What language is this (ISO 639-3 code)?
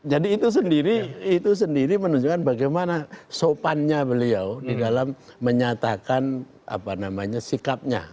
ind